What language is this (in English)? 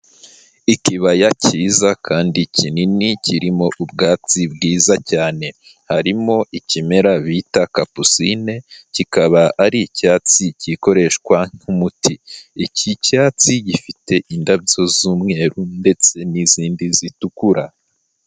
Kinyarwanda